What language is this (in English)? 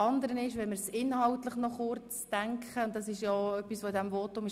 Swiss German